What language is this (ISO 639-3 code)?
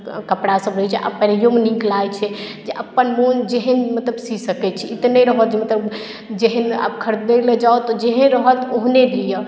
mai